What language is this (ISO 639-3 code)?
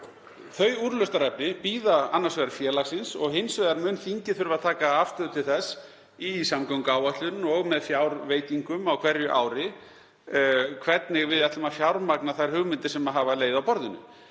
isl